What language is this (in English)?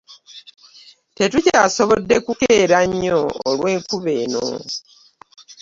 Ganda